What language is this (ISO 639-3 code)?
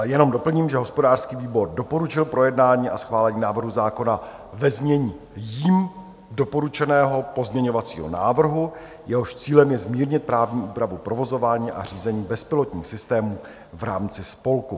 ces